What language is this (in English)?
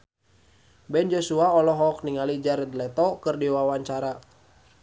Sundanese